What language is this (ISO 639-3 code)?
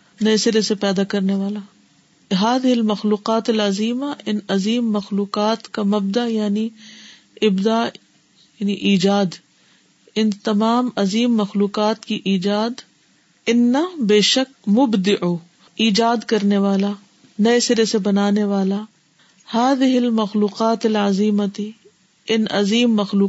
urd